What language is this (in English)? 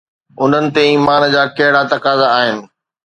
Sindhi